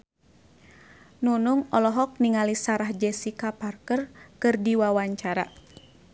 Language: Sundanese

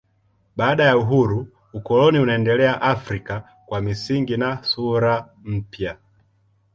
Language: Swahili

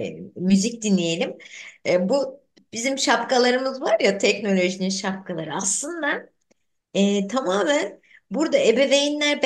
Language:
Turkish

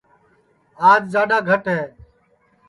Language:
Sansi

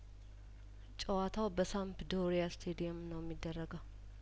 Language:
Amharic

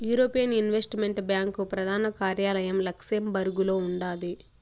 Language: Telugu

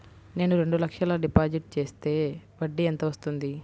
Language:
Telugu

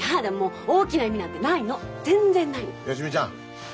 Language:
Japanese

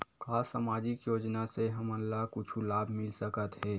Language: Chhattisgarhi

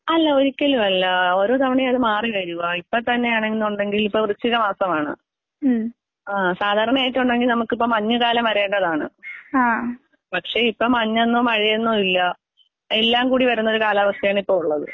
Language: Malayalam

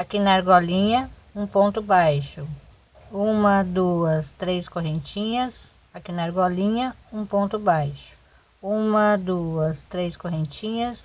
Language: Portuguese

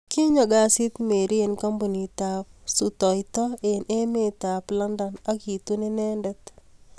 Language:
Kalenjin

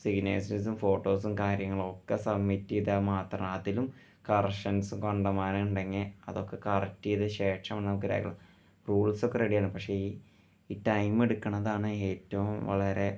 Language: Malayalam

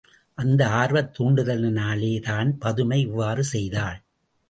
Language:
Tamil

